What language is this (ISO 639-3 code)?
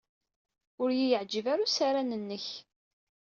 kab